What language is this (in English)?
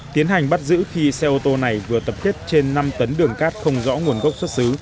Vietnamese